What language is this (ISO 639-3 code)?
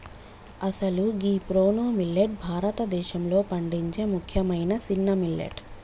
tel